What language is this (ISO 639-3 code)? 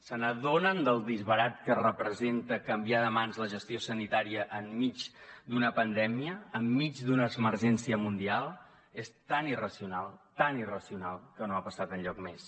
cat